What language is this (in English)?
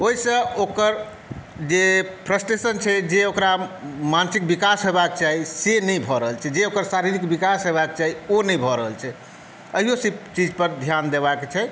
Maithili